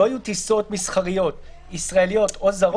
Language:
Hebrew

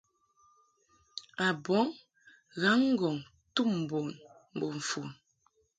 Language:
Mungaka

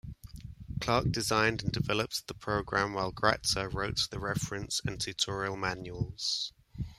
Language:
English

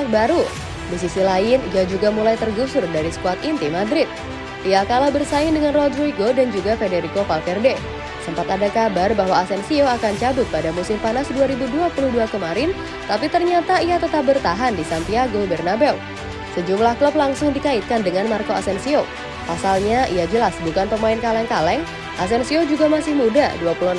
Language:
Indonesian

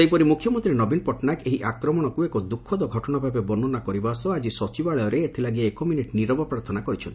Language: Odia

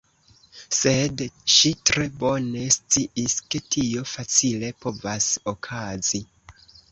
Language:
Esperanto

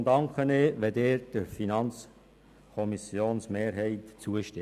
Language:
Swiss German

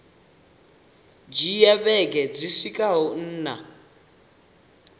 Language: Venda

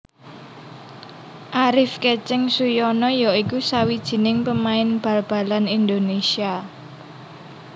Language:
Javanese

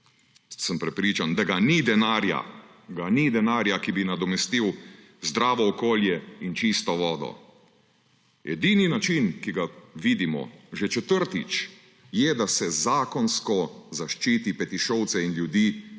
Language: Slovenian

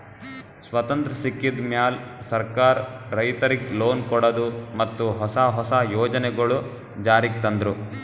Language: Kannada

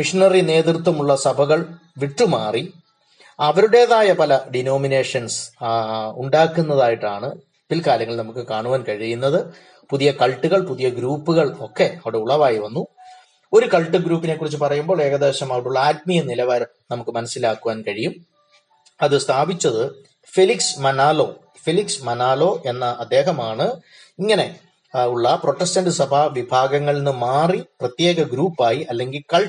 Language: Malayalam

